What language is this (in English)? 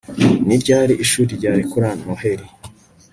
Kinyarwanda